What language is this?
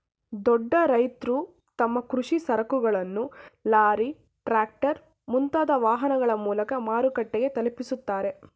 Kannada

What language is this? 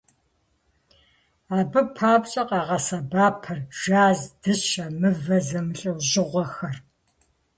Kabardian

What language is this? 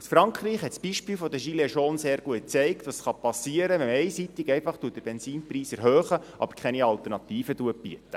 Swiss German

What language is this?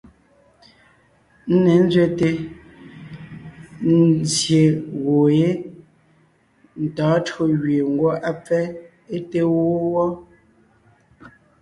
Ngiemboon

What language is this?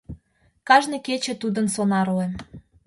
Mari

